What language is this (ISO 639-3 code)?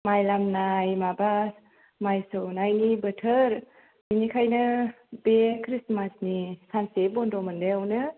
brx